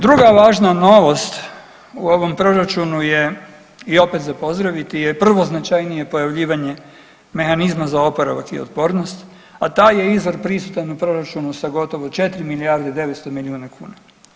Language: Croatian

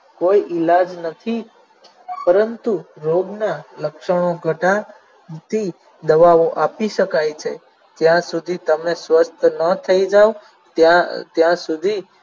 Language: Gujarati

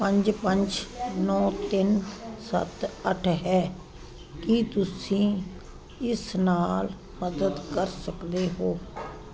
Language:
Punjabi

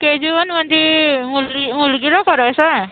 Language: Marathi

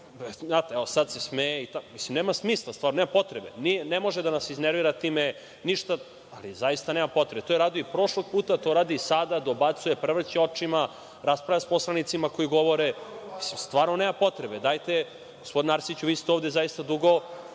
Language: Serbian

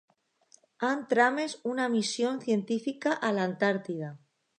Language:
Catalan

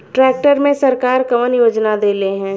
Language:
Bhojpuri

